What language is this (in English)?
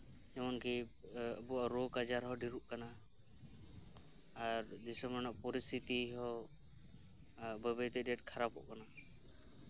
Santali